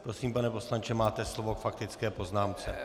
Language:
Czech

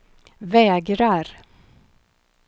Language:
Swedish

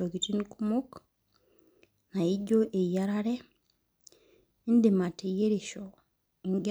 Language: Masai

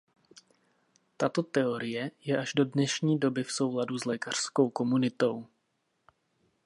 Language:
Czech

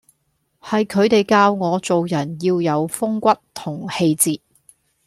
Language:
Cantonese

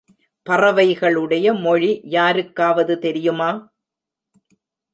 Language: Tamil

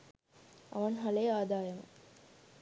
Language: Sinhala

